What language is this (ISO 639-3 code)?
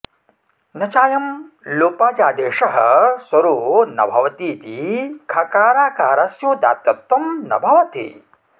san